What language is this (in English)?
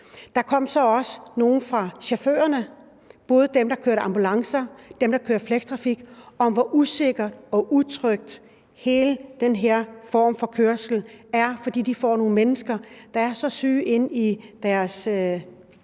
Danish